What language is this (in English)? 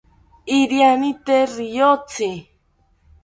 South Ucayali Ashéninka